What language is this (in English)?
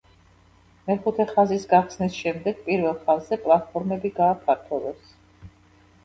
Georgian